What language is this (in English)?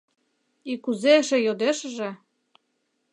Mari